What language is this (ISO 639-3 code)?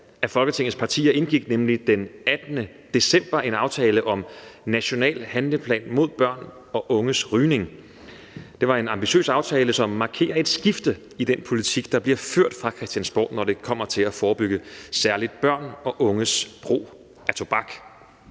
dan